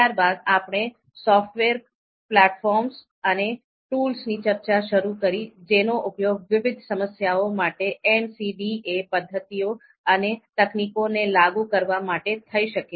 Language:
Gujarati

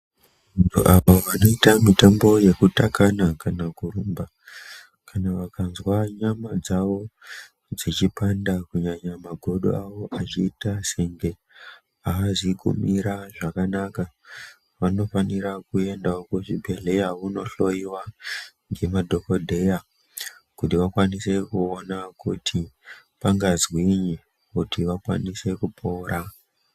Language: Ndau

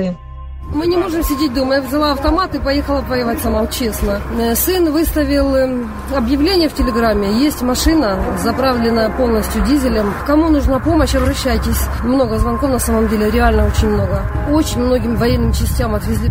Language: Ukrainian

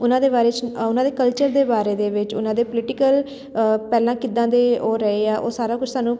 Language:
Punjabi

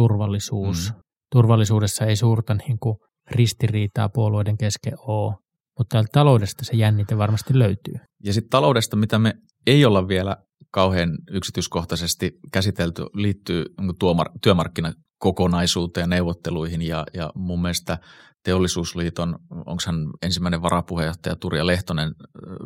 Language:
Finnish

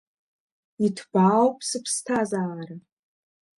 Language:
Abkhazian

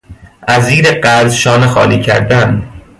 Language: Persian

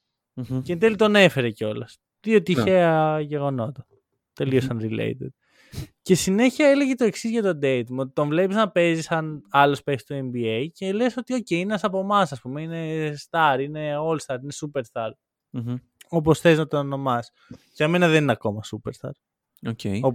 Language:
Greek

